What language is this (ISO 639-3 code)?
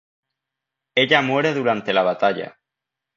spa